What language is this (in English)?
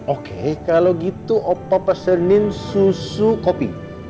Indonesian